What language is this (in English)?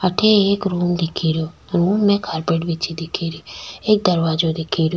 Rajasthani